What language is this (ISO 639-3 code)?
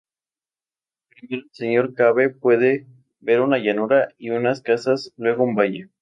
spa